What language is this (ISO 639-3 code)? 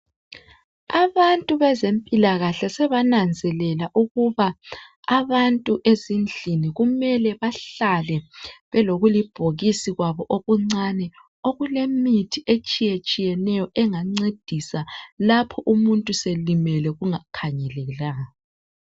nde